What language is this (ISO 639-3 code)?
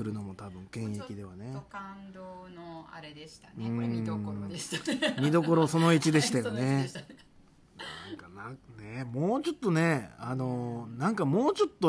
jpn